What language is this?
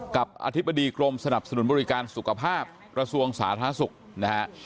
Thai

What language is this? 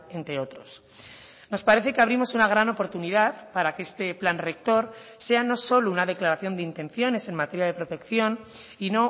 Spanish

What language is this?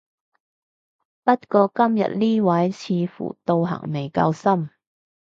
Cantonese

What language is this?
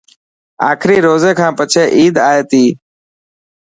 Dhatki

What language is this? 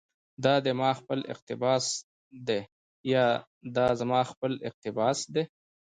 Pashto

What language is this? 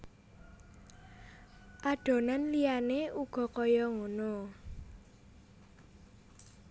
Javanese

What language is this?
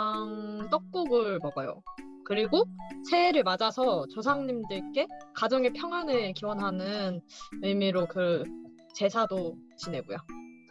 Korean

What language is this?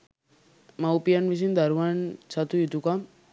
Sinhala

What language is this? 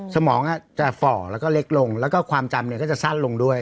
Thai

